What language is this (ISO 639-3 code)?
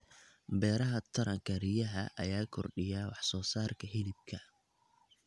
som